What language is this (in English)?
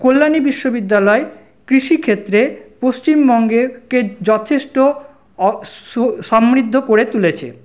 Bangla